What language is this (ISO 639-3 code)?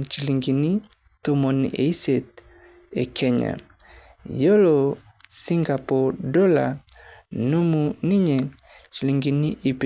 mas